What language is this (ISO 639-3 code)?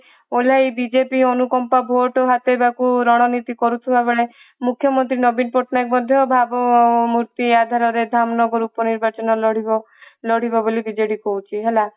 ori